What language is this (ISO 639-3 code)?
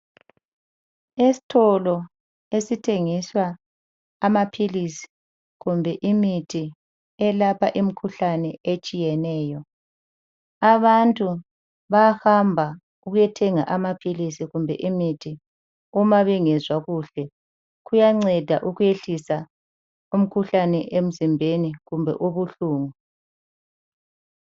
nde